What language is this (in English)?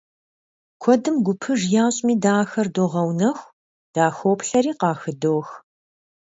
Kabardian